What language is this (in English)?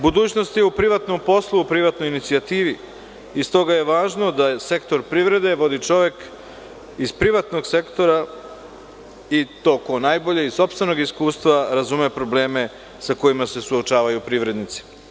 Serbian